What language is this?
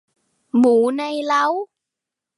Thai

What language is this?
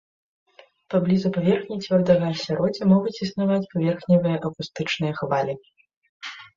Belarusian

